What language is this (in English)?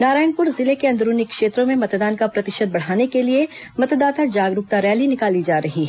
Hindi